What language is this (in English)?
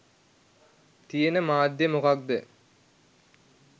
Sinhala